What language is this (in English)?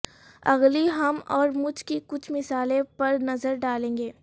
Urdu